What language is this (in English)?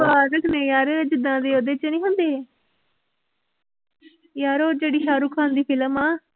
Punjabi